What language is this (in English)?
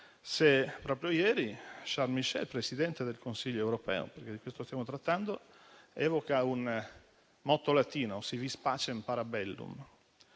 Italian